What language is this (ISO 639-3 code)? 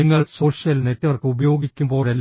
mal